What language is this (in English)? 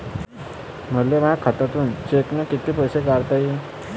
Marathi